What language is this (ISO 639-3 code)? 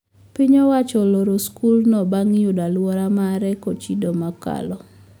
luo